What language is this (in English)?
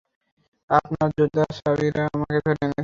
Bangla